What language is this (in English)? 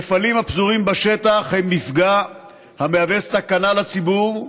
Hebrew